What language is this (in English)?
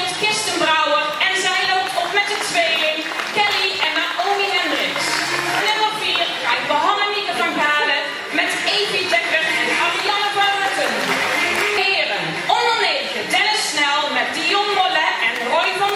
Dutch